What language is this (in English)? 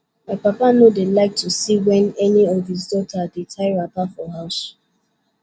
Nigerian Pidgin